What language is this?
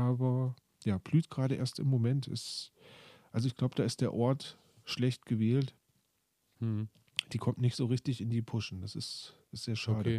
German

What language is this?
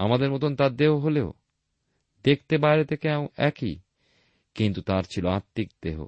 Bangla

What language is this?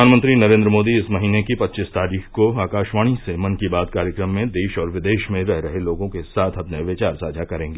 Hindi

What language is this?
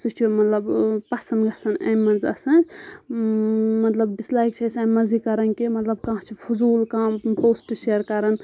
Kashmiri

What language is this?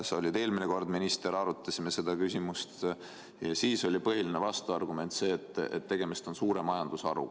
Estonian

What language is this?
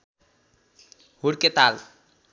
Nepali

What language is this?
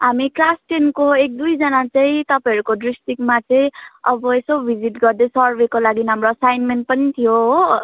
Nepali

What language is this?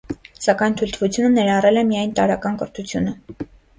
Armenian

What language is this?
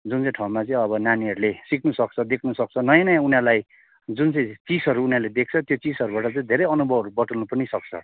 Nepali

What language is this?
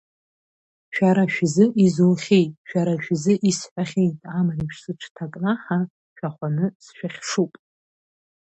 Abkhazian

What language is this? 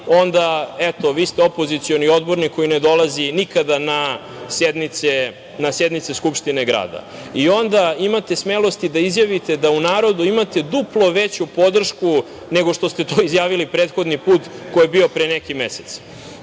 Serbian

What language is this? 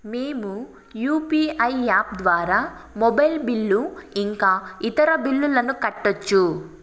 Telugu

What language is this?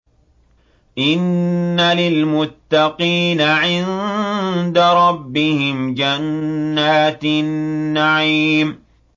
Arabic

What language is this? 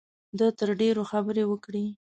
Pashto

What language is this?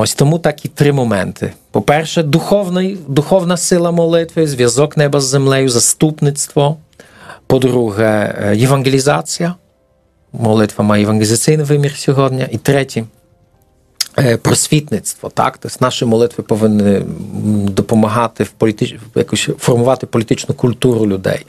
Ukrainian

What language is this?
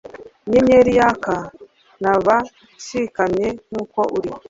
Kinyarwanda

